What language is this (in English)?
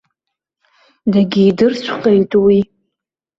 Abkhazian